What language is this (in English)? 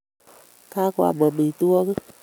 Kalenjin